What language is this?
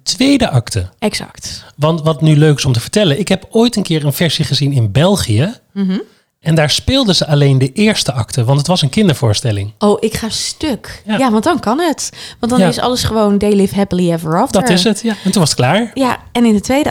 Dutch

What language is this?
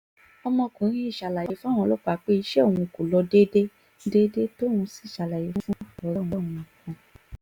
Yoruba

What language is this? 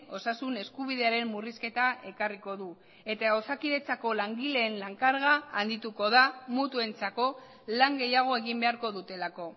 Basque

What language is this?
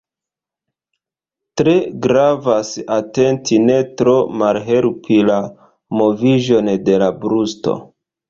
Esperanto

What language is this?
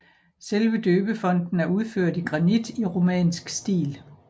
Danish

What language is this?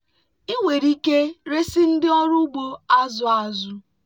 Igbo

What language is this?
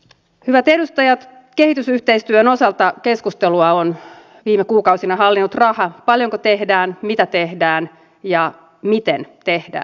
Finnish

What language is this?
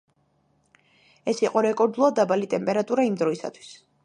Georgian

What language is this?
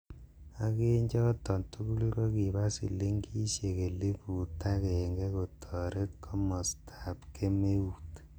Kalenjin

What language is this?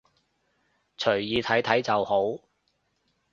Cantonese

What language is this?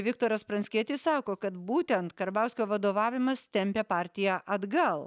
Lithuanian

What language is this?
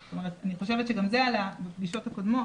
Hebrew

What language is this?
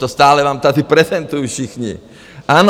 Czech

